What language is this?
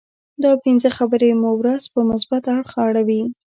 Pashto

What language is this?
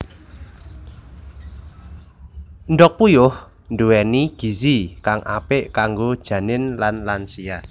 Javanese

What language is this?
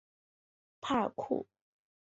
Chinese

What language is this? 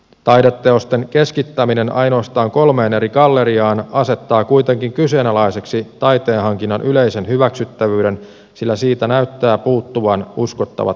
Finnish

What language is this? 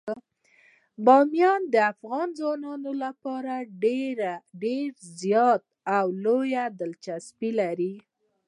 Pashto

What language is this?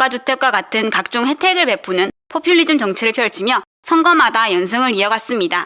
Korean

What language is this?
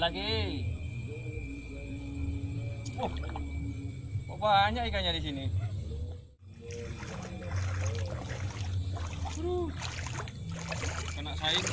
Indonesian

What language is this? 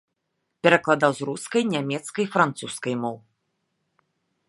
Belarusian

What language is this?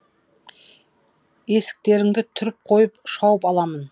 Kazakh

